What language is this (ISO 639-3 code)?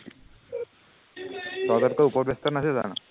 asm